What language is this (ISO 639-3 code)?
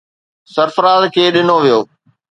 snd